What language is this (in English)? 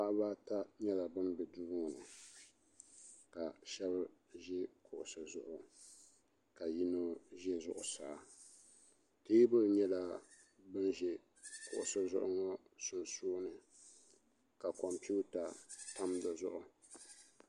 Dagbani